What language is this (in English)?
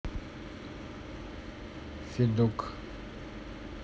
Russian